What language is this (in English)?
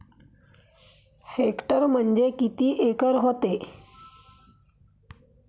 Marathi